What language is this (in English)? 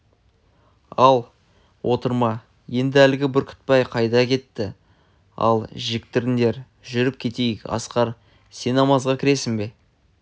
Kazakh